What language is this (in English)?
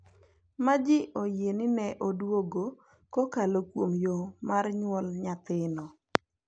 Luo (Kenya and Tanzania)